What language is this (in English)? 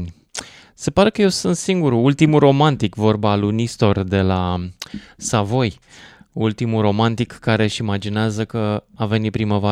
Romanian